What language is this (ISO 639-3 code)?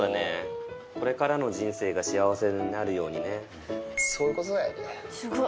jpn